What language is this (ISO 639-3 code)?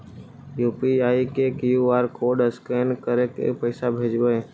mag